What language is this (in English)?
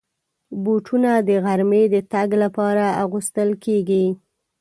Pashto